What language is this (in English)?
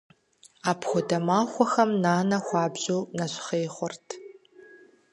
Kabardian